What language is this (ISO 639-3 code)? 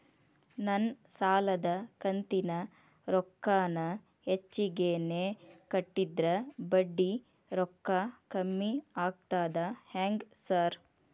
kan